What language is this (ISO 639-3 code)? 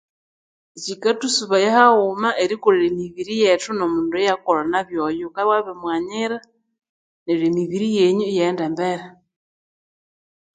koo